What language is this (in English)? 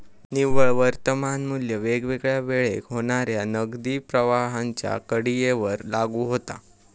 Marathi